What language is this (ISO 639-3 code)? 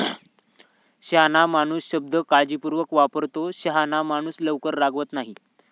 mar